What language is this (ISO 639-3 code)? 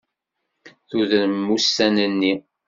kab